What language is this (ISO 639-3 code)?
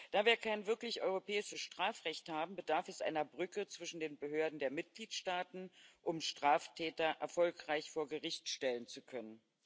deu